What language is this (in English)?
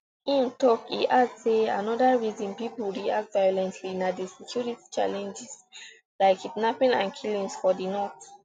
Nigerian Pidgin